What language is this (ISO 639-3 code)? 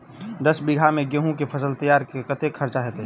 mai